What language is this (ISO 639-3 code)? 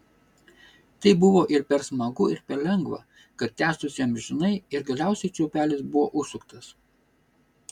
lit